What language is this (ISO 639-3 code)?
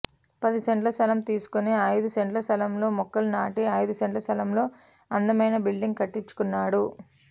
tel